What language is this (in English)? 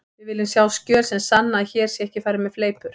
Icelandic